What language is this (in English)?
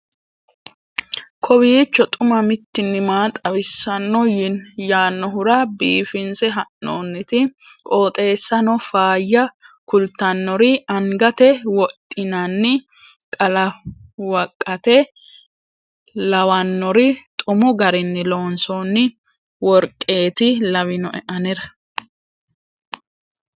Sidamo